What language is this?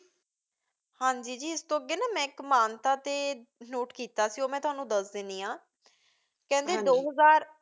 Punjabi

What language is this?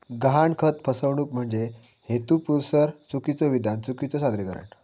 Marathi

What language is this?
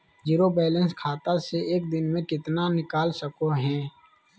Magahi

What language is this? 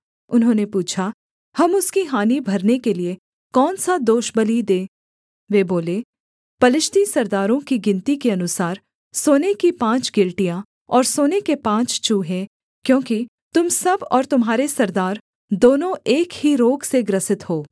Hindi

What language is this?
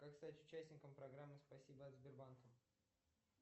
Russian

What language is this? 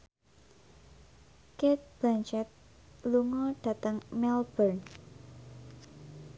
Javanese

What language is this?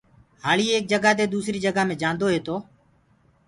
Gurgula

